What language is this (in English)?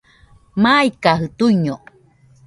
Nüpode Huitoto